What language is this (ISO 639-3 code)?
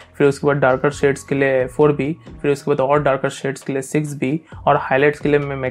hin